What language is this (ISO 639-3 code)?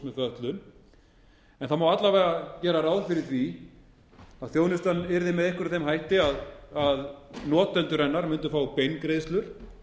isl